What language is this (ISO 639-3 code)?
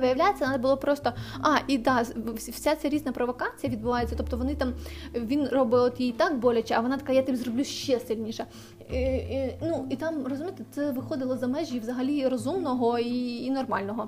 ukr